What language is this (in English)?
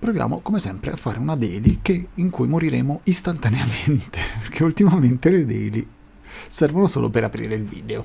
Italian